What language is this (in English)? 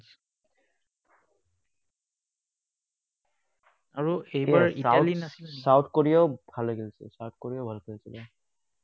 Assamese